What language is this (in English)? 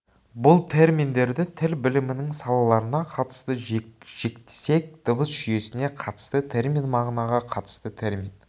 Kazakh